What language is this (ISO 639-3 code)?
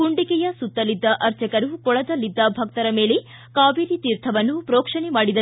kan